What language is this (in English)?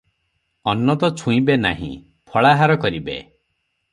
Odia